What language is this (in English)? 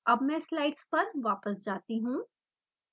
Hindi